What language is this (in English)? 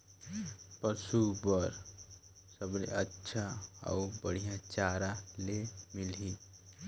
Chhattisgarhi